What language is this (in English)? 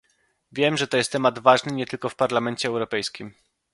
Polish